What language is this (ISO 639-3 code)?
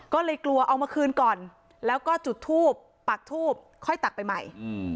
tha